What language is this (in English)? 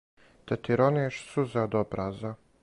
Serbian